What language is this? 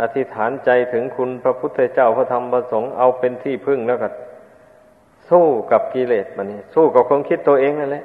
Thai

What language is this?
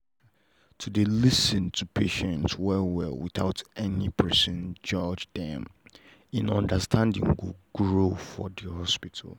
Nigerian Pidgin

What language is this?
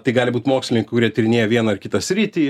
Lithuanian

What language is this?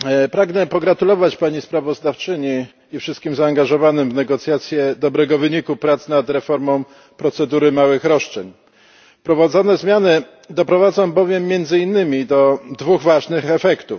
Polish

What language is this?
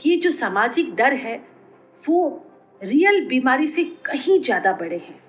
Hindi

